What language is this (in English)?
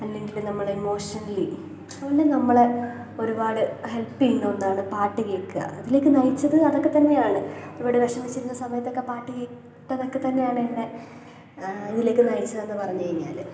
Malayalam